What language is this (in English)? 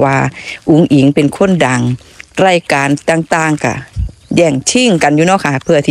Thai